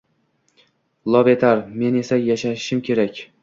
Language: Uzbek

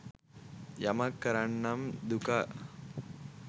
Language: Sinhala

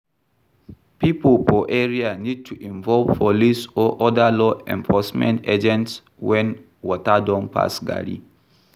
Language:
Nigerian Pidgin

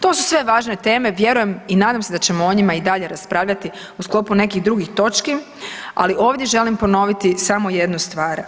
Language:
Croatian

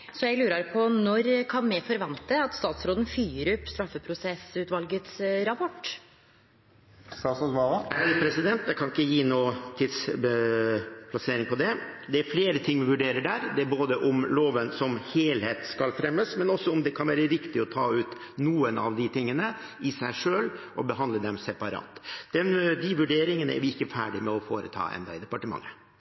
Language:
Norwegian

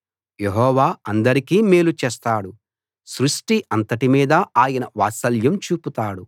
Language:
Telugu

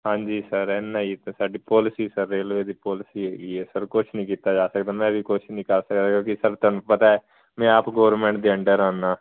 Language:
Punjabi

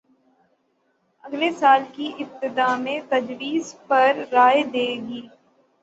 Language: Urdu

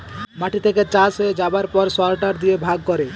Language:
Bangla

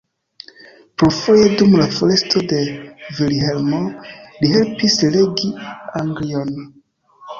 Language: Esperanto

